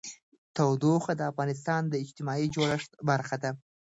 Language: Pashto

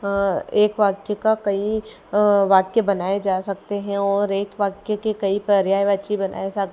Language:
Hindi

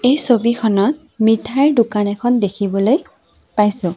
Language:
Assamese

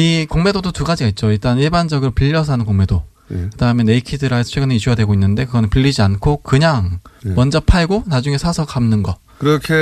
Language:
Korean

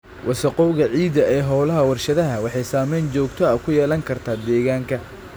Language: Somali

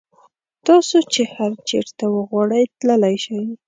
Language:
Pashto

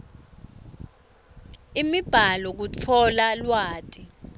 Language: Swati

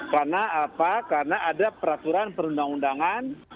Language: Indonesian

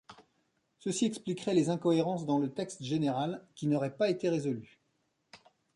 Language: French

